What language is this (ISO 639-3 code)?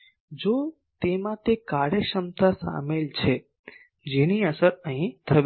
guj